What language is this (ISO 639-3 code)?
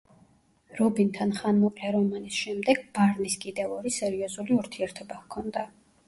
kat